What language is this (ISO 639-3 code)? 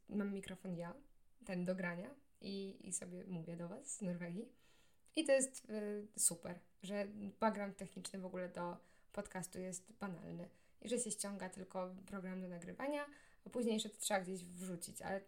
pol